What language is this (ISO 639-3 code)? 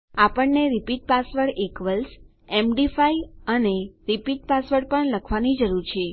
guj